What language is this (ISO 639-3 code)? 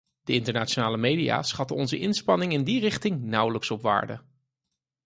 nld